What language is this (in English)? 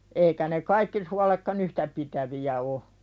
Finnish